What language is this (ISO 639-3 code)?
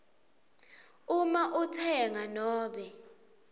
ssw